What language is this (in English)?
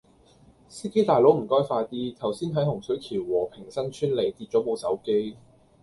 Cantonese